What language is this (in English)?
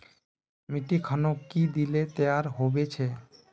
Magahi